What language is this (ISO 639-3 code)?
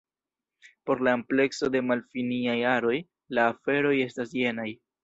epo